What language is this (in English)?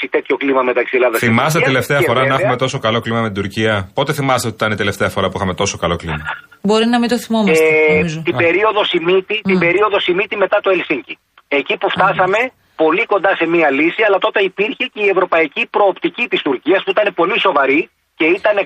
Greek